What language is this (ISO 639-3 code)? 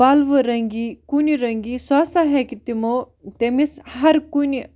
kas